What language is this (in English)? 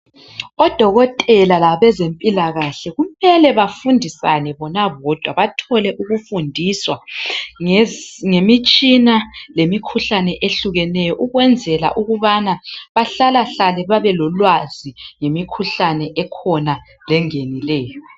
North Ndebele